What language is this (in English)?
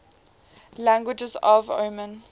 English